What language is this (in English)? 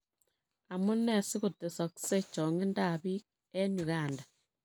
Kalenjin